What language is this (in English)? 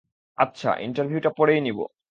Bangla